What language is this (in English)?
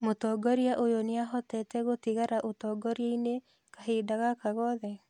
Kikuyu